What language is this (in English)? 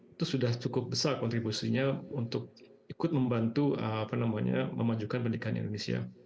Indonesian